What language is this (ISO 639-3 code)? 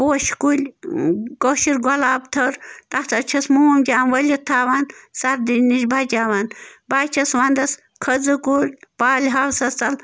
kas